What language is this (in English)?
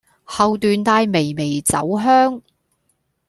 Cantonese